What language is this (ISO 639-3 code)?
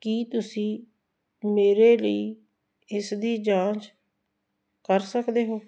pan